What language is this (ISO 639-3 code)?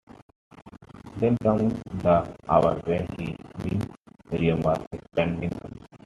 eng